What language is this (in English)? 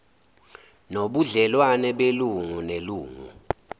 Zulu